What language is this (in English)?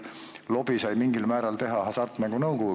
Estonian